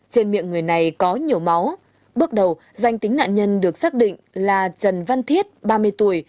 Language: Vietnamese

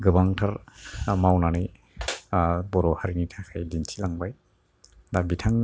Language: Bodo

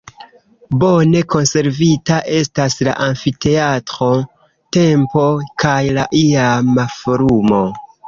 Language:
Esperanto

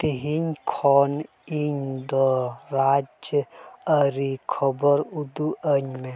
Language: Santali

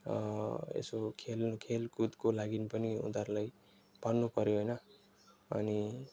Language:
Nepali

